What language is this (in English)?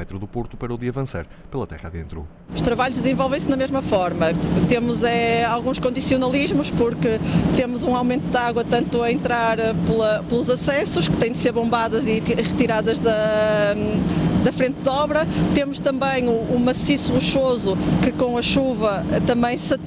Portuguese